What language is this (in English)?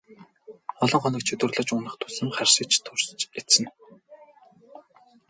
Mongolian